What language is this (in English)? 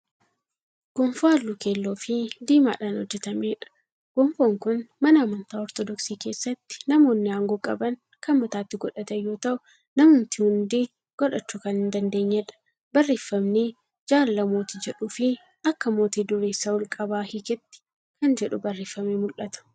Oromo